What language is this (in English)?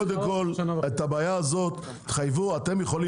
Hebrew